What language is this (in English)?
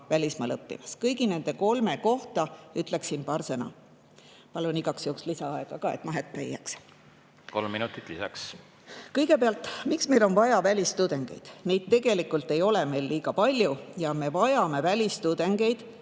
Estonian